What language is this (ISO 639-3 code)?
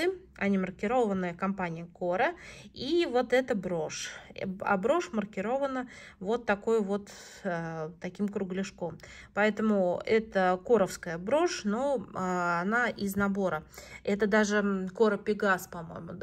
rus